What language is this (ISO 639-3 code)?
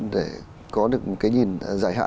vie